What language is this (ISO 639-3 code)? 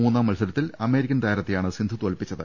mal